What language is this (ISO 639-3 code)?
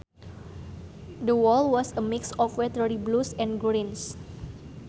sun